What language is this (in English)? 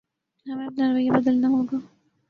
Urdu